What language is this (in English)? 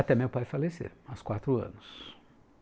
Portuguese